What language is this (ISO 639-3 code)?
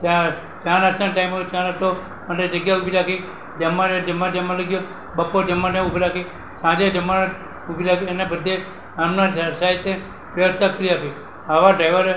guj